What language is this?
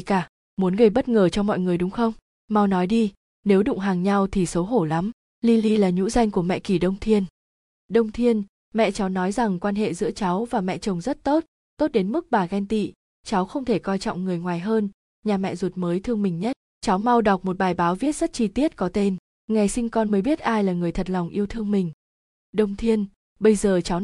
Vietnamese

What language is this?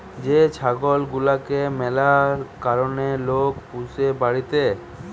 Bangla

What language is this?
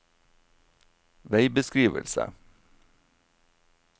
Norwegian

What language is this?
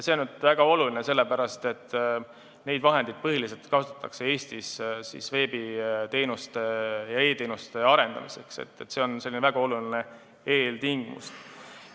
Estonian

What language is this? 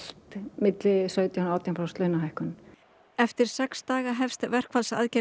Icelandic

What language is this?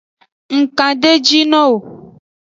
Aja (Benin)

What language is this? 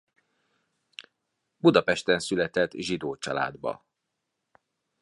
Hungarian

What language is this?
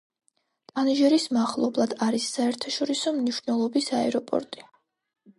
Georgian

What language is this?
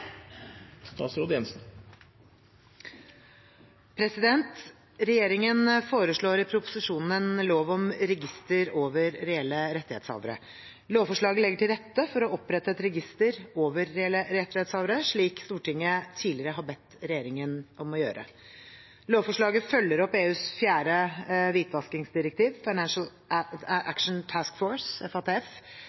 Norwegian Bokmål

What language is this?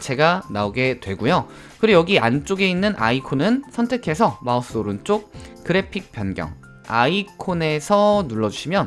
Korean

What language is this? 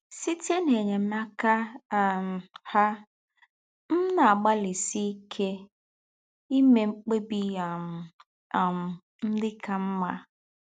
Igbo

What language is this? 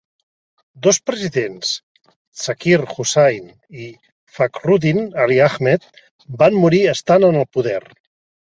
Catalan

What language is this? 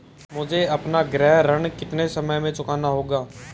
Hindi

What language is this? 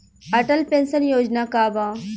Bhojpuri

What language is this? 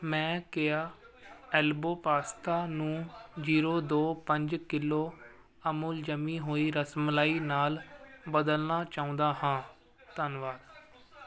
Punjabi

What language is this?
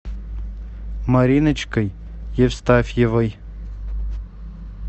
Russian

